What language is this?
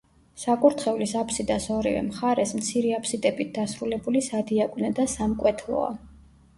Georgian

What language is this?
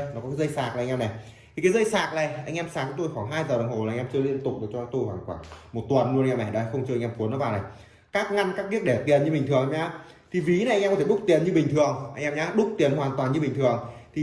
Vietnamese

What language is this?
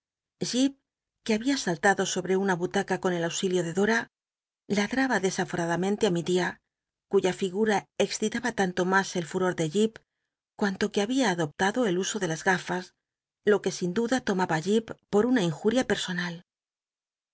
Spanish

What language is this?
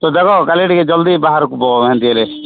Odia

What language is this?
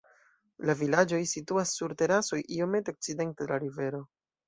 Esperanto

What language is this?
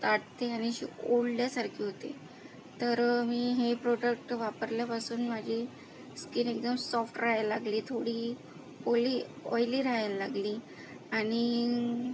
Marathi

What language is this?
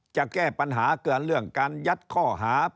Thai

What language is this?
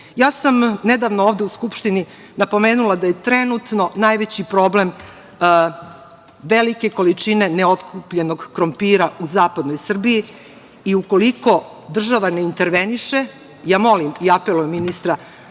Serbian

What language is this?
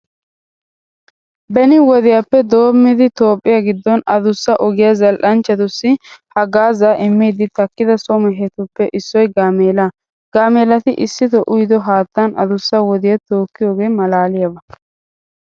Wolaytta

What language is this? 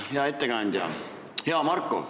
Estonian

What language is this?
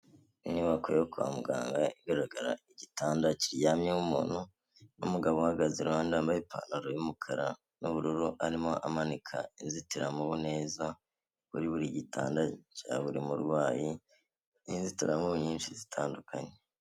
Kinyarwanda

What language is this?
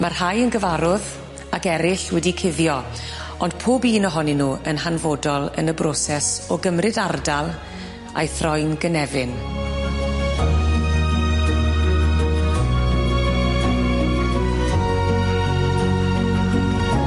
Welsh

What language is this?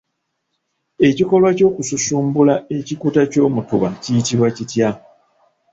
Ganda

